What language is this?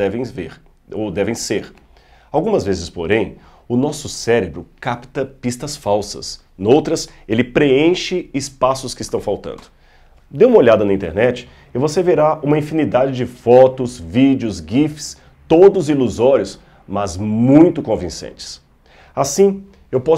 Portuguese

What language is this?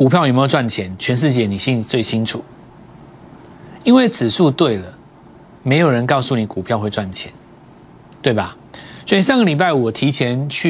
Chinese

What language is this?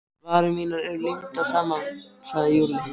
Icelandic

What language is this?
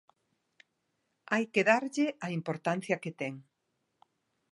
Galician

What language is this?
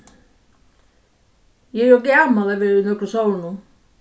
Faroese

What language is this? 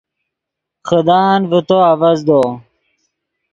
Yidgha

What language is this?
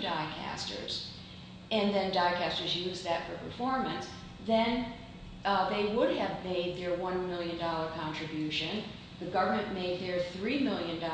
English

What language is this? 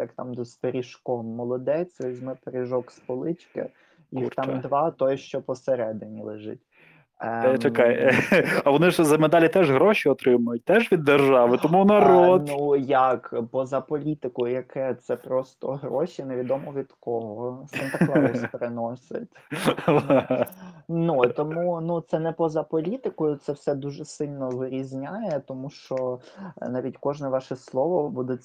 Ukrainian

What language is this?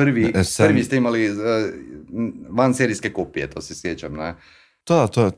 Croatian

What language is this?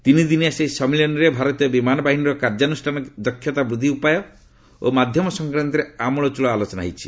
Odia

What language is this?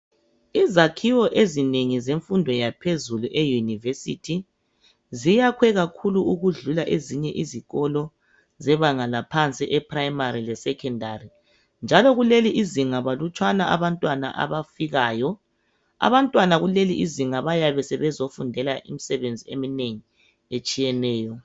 North Ndebele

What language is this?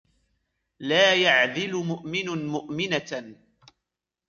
Arabic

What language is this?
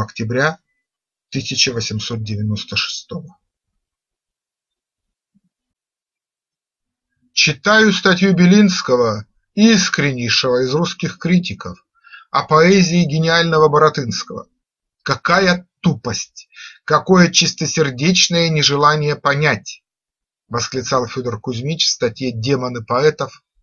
Russian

